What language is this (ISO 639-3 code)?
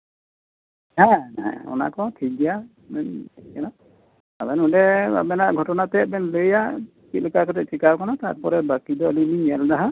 sat